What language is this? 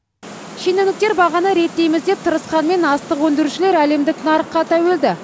Kazakh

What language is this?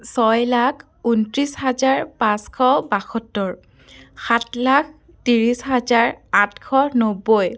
Assamese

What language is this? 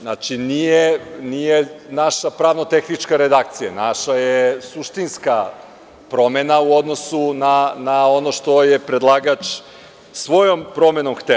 Serbian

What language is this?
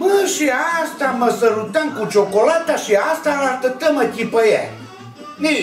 Romanian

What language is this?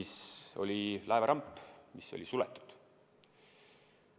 Estonian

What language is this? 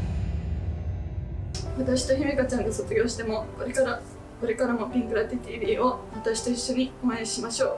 Japanese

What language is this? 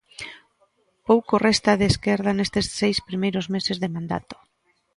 Galician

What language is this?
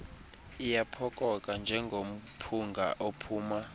Xhosa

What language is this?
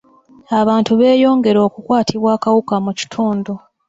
Ganda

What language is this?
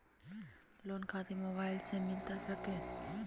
Magahi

